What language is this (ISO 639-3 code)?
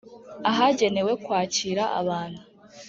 kin